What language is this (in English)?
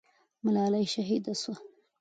Pashto